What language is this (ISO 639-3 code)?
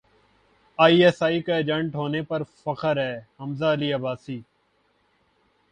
urd